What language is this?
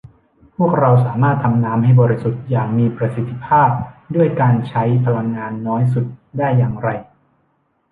Thai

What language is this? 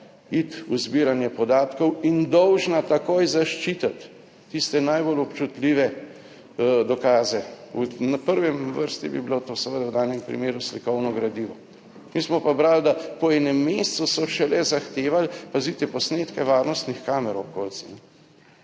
Slovenian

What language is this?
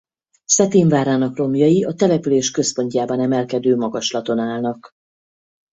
Hungarian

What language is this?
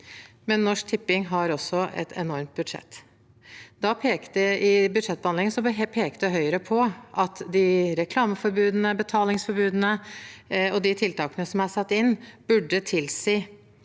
Norwegian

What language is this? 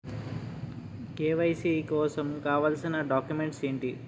Telugu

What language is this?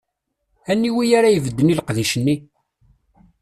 Kabyle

